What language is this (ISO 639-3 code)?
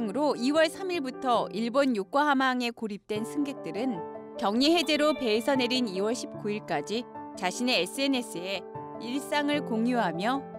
kor